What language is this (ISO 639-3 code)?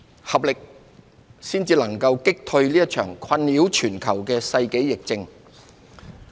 yue